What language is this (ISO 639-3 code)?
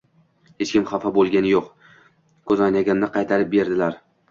uzb